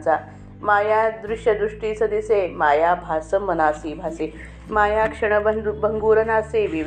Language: Marathi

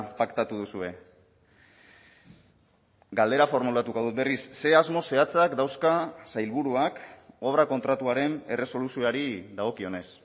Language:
Basque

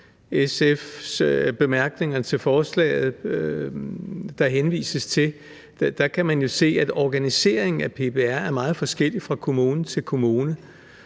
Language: Danish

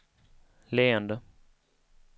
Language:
Swedish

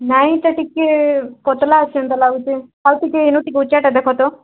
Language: Odia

